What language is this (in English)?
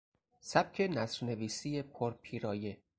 Persian